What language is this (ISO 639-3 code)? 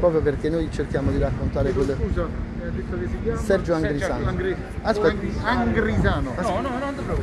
ita